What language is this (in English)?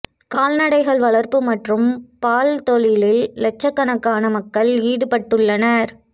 Tamil